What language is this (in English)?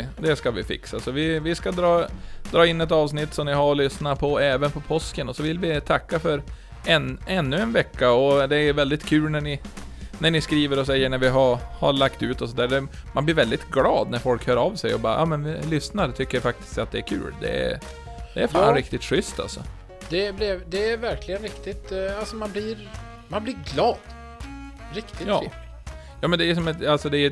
Swedish